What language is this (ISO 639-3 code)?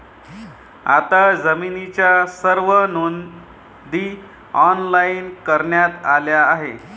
mar